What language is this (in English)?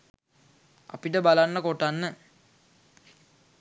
Sinhala